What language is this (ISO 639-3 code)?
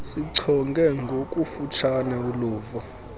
xho